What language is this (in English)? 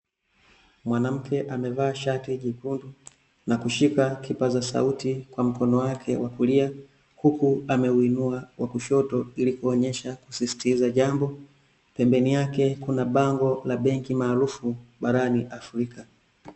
Swahili